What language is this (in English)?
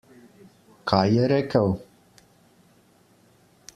Slovenian